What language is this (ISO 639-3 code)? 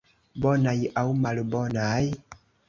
epo